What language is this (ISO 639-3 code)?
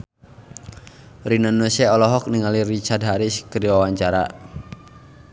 sun